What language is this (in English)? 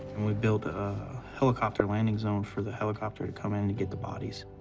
English